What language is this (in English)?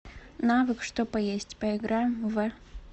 Russian